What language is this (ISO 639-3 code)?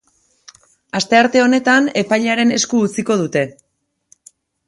eus